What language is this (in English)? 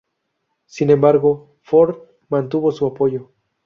Spanish